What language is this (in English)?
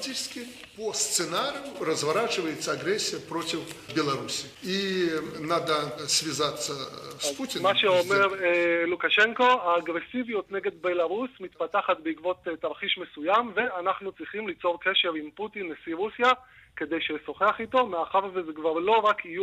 Hebrew